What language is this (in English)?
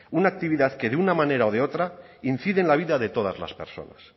Spanish